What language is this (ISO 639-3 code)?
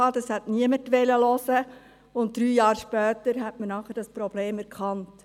gsw